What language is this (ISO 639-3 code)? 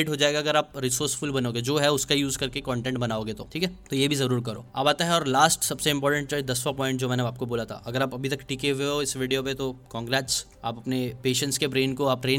hin